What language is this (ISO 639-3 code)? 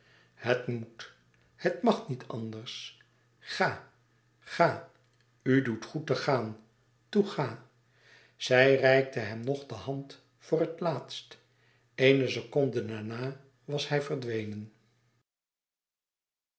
nld